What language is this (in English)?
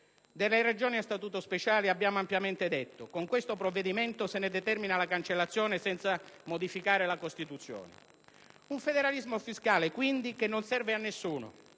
Italian